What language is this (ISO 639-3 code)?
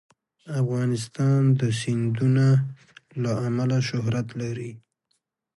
pus